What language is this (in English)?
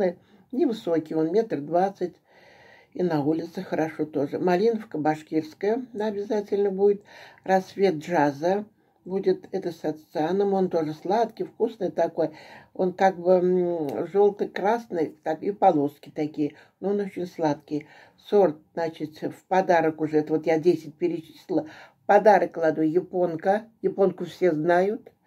Russian